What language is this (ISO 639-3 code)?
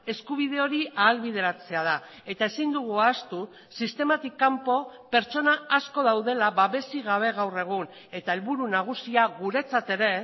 eus